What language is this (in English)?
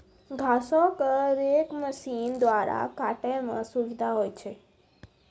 Maithili